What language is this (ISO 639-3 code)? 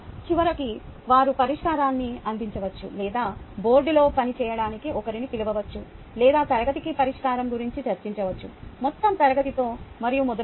tel